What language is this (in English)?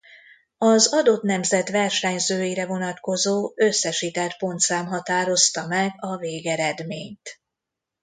Hungarian